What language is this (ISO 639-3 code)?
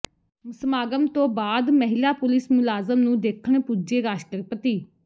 pan